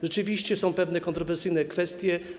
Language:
Polish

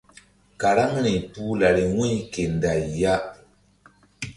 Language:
Mbum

